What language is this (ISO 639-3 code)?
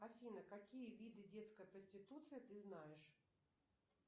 rus